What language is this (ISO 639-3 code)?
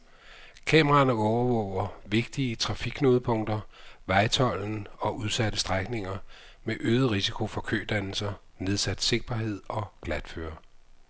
dan